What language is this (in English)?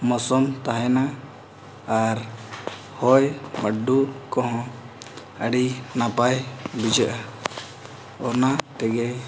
Santali